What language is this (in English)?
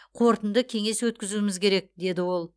Kazakh